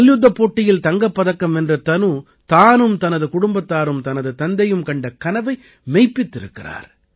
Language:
Tamil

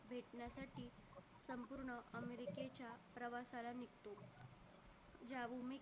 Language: Marathi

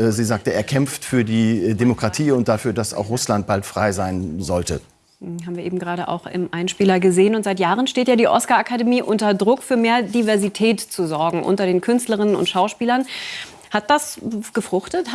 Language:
German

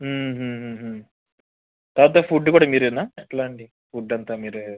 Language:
Telugu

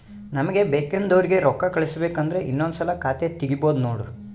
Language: Kannada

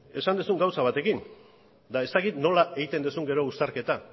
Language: Basque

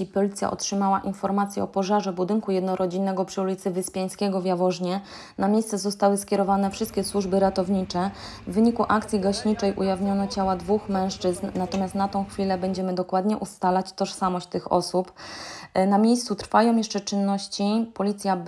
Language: Polish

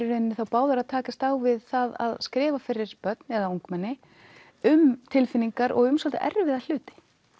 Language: Icelandic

